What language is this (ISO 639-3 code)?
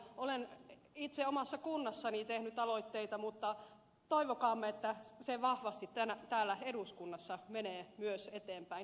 fin